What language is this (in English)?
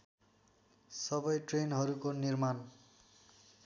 Nepali